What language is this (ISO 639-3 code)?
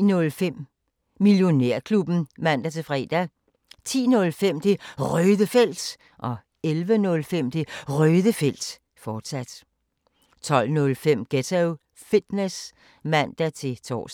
dan